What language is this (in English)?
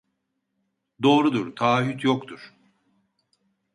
Turkish